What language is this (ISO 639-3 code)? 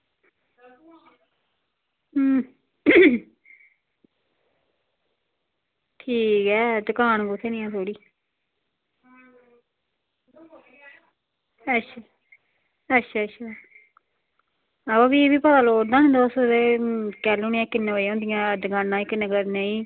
doi